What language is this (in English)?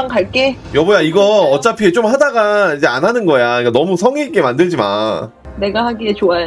Korean